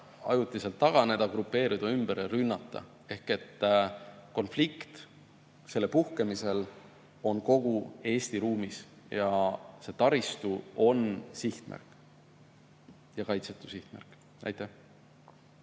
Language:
Estonian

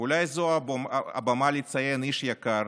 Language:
Hebrew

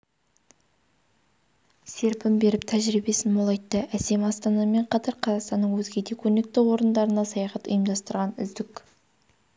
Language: Kazakh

